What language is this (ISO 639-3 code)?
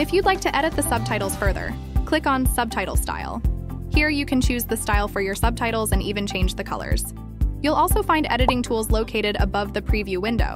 eng